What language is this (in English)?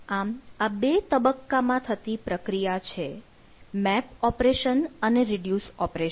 Gujarati